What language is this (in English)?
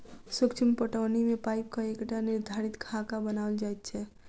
Maithili